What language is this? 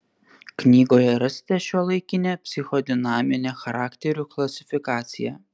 Lithuanian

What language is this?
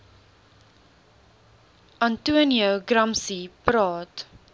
Afrikaans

